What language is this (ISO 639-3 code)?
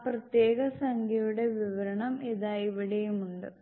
mal